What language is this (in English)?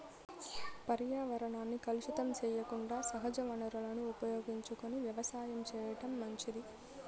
Telugu